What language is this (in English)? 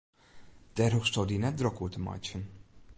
Western Frisian